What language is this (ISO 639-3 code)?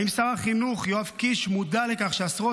heb